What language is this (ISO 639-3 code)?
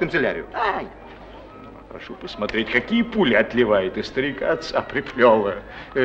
rus